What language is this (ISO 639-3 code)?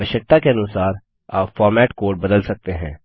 hin